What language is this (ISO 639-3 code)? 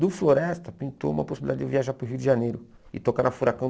por